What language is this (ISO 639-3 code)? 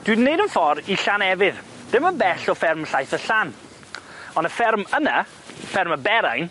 cym